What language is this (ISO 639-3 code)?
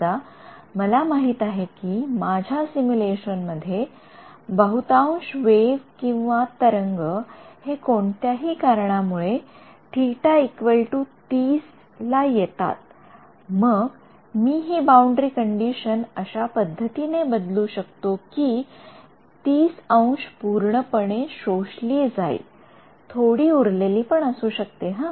mar